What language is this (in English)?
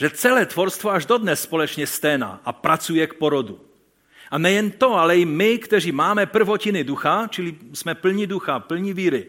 Czech